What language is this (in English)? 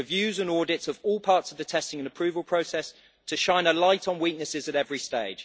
English